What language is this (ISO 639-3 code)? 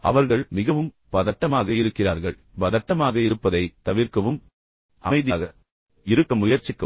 tam